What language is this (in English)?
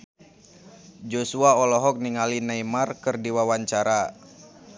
Sundanese